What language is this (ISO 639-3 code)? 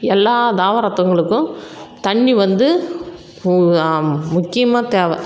tam